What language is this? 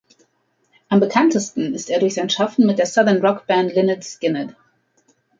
German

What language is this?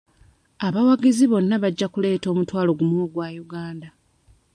Ganda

